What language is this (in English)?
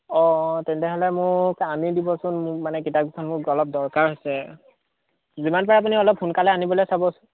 Assamese